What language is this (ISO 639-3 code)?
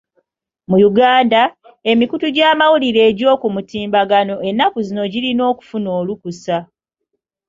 lug